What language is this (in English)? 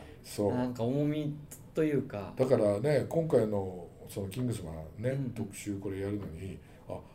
Japanese